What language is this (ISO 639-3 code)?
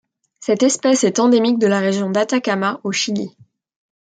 fra